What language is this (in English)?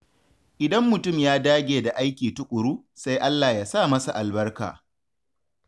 Hausa